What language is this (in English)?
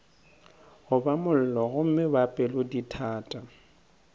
Northern Sotho